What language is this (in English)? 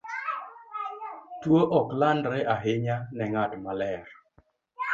Luo (Kenya and Tanzania)